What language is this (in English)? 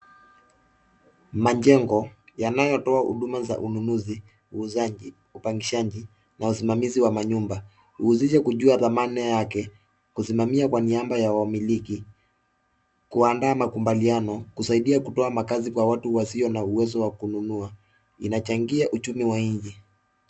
Swahili